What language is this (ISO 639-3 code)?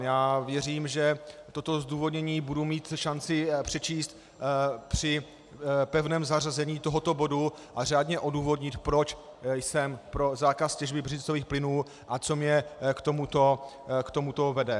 ces